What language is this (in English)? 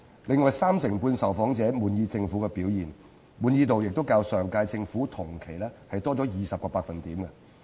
Cantonese